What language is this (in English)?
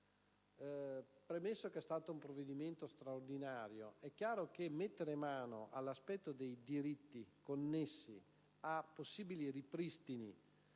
Italian